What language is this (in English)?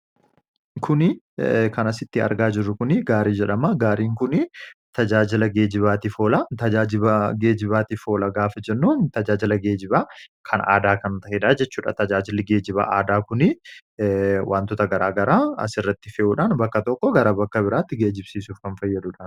Oromo